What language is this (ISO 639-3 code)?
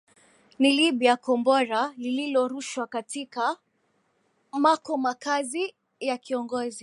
swa